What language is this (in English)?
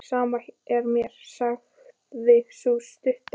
Icelandic